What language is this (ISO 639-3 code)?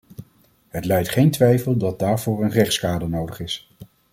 nld